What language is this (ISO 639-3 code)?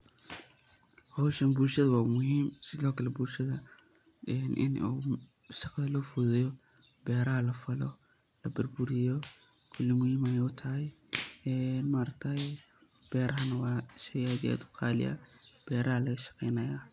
som